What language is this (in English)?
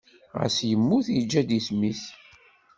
Kabyle